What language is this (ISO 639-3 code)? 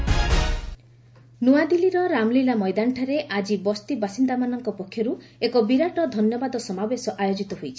ori